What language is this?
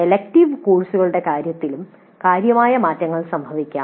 Malayalam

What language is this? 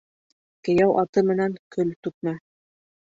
Bashkir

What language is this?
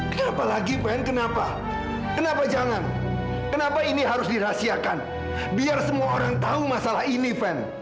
Indonesian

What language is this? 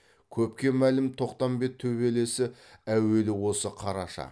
Kazakh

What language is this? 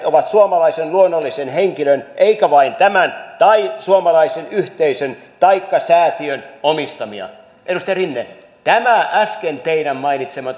Finnish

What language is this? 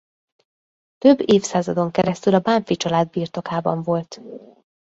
Hungarian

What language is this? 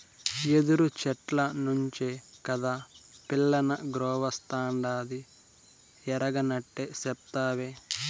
Telugu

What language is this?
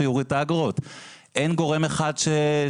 Hebrew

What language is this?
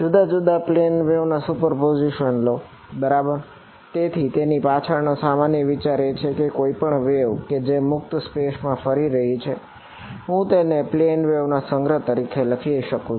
Gujarati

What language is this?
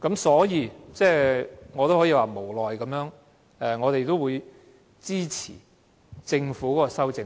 Cantonese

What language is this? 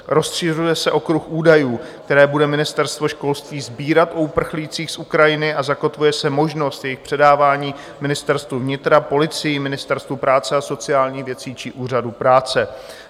Czech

